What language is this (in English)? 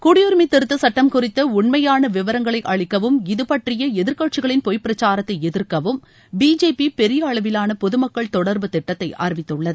Tamil